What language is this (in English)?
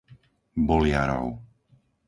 Slovak